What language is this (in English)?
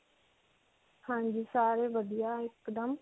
Punjabi